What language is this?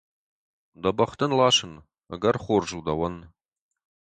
Ossetic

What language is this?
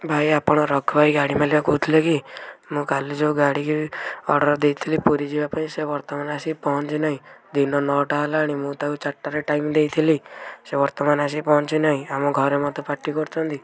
Odia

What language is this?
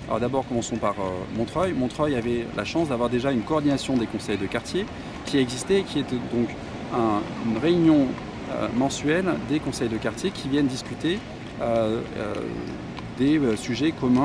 French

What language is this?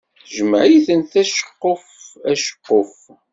Kabyle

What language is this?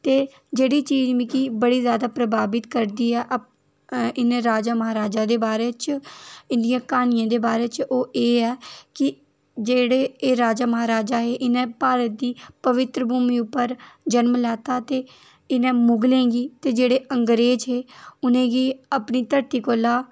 Dogri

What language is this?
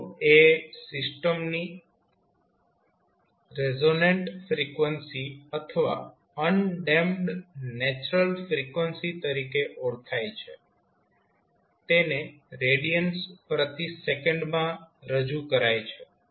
Gujarati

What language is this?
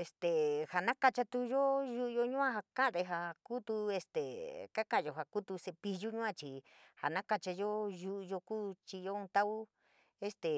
San Miguel El Grande Mixtec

